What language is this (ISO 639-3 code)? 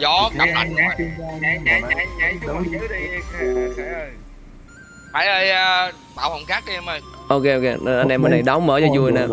vie